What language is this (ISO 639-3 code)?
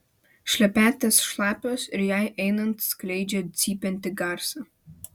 lit